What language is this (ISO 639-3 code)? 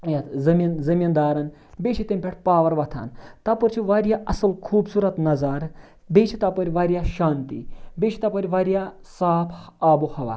kas